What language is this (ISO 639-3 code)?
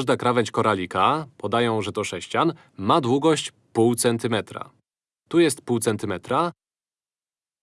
pol